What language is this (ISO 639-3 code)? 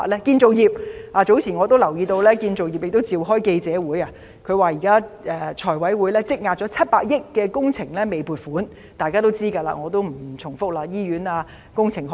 yue